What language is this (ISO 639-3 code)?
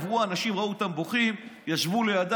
heb